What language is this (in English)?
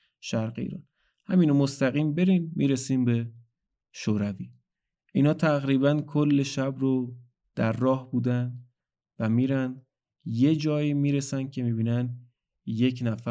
Persian